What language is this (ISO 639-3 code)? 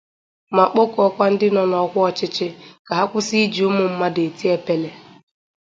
ibo